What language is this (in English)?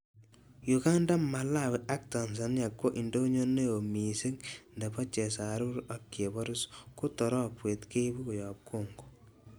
Kalenjin